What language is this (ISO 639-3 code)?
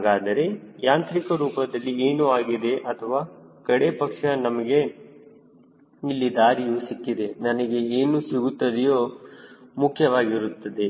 kan